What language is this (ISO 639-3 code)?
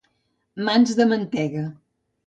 cat